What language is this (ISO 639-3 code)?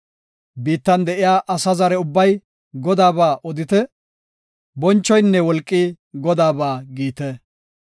gof